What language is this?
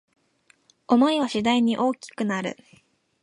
Japanese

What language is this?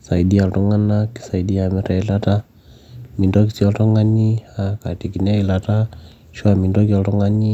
Masai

